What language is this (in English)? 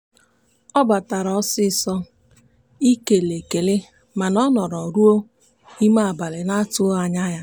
Igbo